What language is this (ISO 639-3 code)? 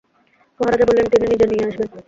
ben